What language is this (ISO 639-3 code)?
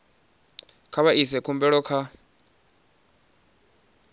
ven